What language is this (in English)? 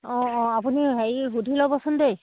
Assamese